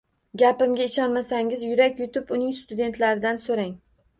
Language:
Uzbek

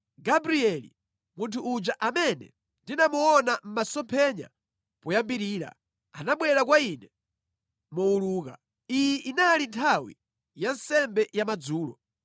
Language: Nyanja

